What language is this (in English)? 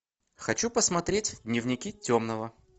Russian